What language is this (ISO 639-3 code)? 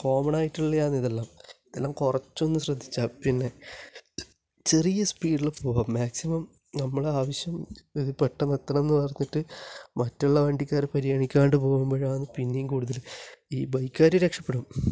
mal